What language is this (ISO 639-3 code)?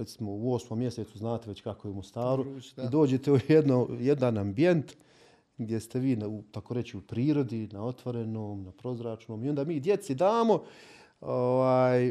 hrv